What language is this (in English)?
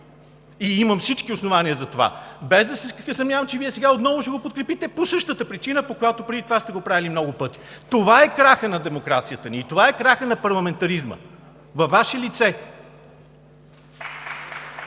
Bulgarian